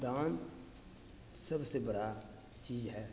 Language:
Maithili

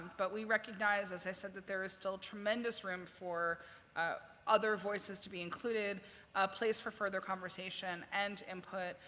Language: English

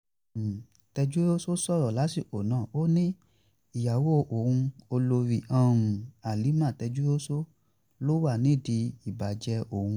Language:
Yoruba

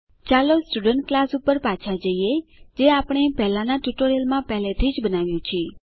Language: Gujarati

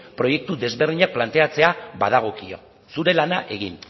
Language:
Basque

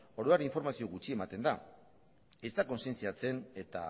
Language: Basque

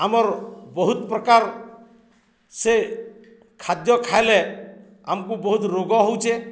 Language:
Odia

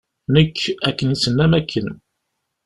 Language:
Kabyle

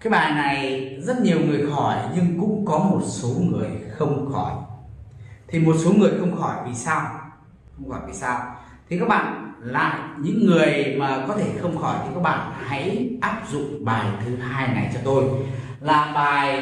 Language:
Vietnamese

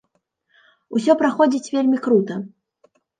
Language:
Belarusian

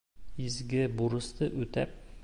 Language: Bashkir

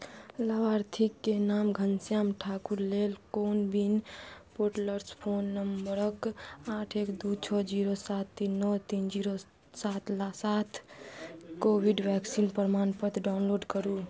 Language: Maithili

